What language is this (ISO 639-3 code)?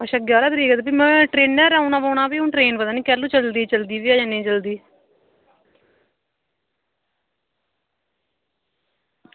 doi